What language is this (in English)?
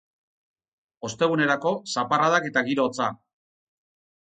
Basque